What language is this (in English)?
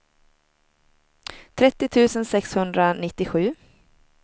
Swedish